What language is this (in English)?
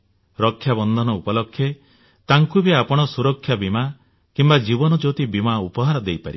Odia